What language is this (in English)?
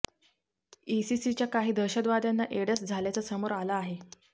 Marathi